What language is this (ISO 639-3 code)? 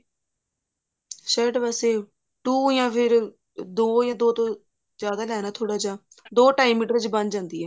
pan